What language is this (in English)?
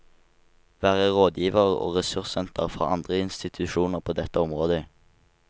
Norwegian